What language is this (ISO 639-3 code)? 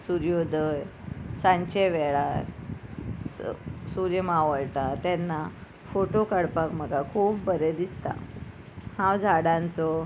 kok